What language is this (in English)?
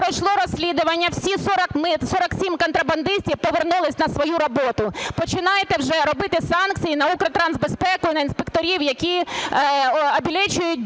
Ukrainian